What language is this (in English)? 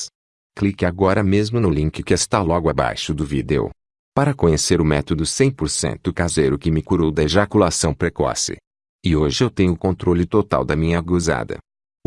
Portuguese